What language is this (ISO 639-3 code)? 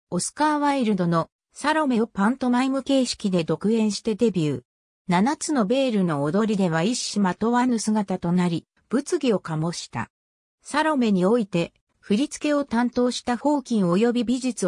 jpn